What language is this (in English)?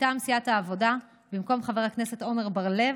Hebrew